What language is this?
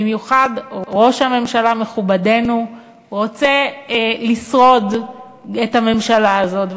Hebrew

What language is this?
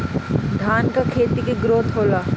Bhojpuri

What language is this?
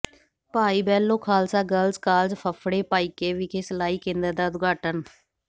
Punjabi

